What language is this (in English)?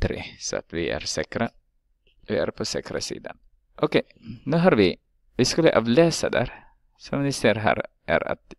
Swedish